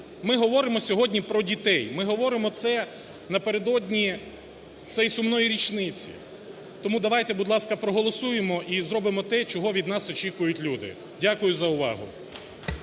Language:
Ukrainian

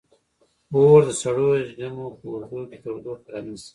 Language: Pashto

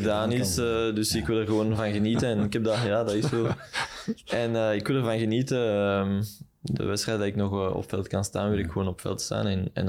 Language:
Dutch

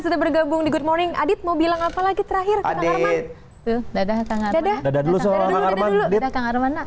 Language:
Indonesian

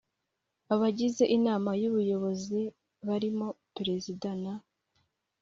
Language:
Kinyarwanda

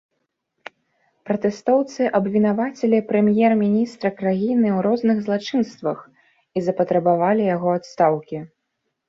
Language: Belarusian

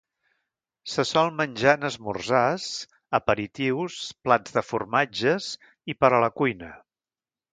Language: Catalan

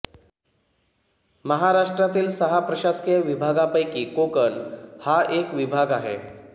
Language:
Marathi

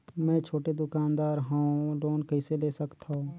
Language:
Chhattisgarhi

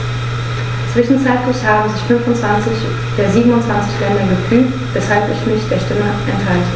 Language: German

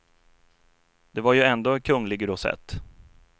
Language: Swedish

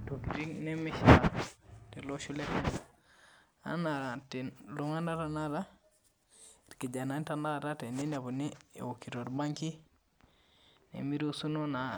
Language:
Masai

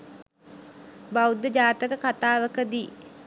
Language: Sinhala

